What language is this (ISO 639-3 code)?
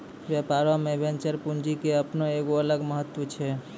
mai